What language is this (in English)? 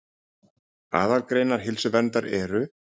Icelandic